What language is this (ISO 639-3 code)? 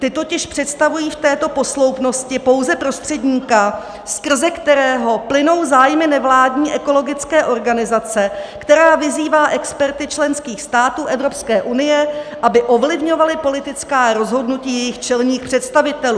ces